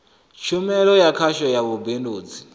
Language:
Venda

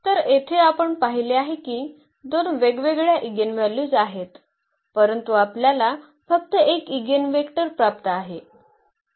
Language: Marathi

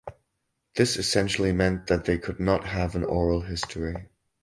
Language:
English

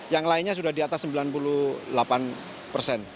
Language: Indonesian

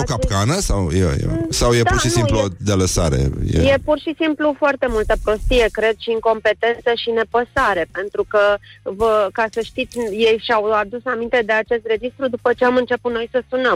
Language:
Romanian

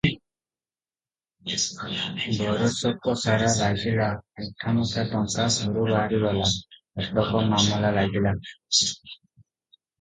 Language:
Odia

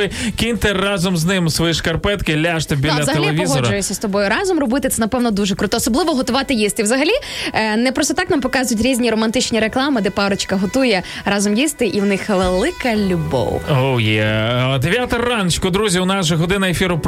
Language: Ukrainian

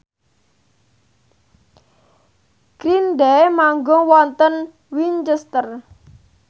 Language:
Javanese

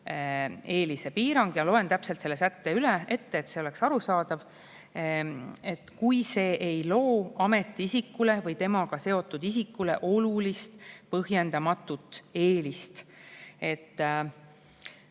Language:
Estonian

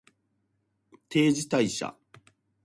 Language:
Japanese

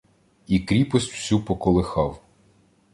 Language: Ukrainian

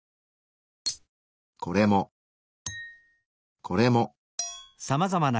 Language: Japanese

